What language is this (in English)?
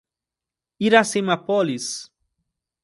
Portuguese